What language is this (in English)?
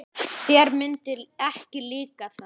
Icelandic